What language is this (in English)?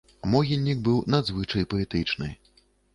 Belarusian